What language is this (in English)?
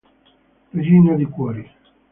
Italian